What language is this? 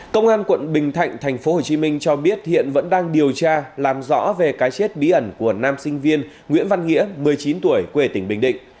Vietnamese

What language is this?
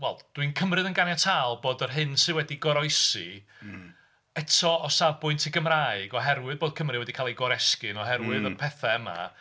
Welsh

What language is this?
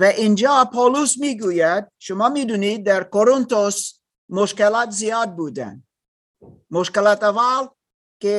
Persian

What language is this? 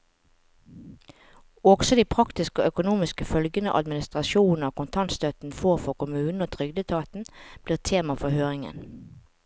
Norwegian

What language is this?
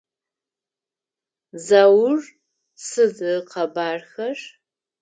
Adyghe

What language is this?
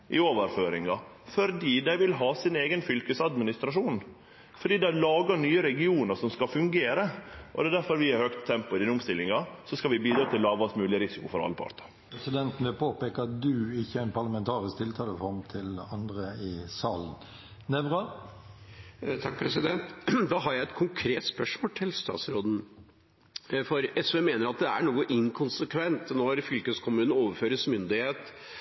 Norwegian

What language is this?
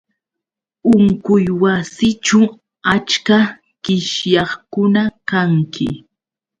Yauyos Quechua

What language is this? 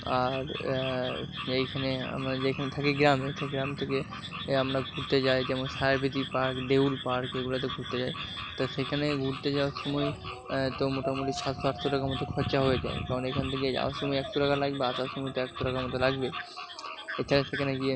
Bangla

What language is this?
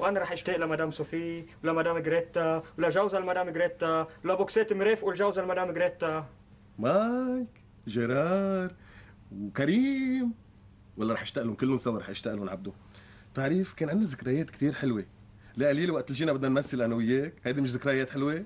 Arabic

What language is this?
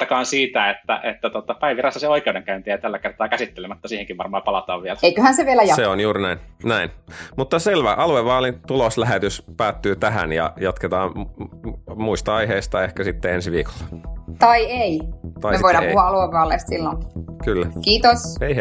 Finnish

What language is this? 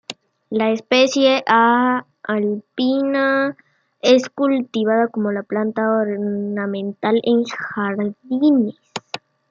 Spanish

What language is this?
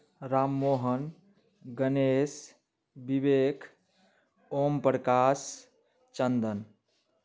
Maithili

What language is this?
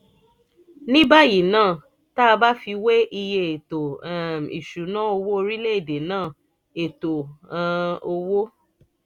Yoruba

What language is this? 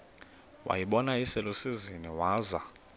Xhosa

